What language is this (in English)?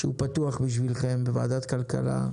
Hebrew